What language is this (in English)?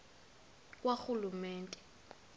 Xhosa